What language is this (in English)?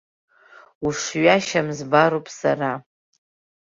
Abkhazian